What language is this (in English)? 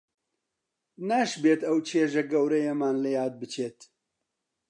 Central Kurdish